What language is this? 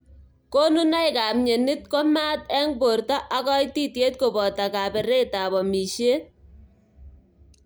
Kalenjin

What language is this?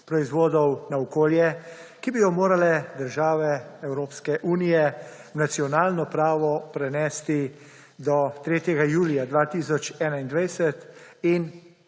Slovenian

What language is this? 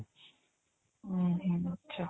Odia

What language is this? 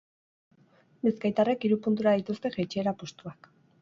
Basque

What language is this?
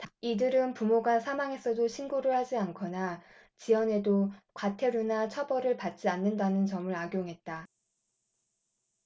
Korean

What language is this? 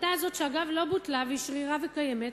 Hebrew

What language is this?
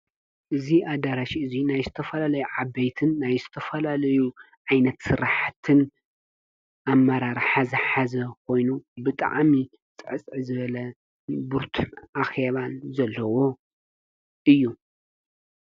Tigrinya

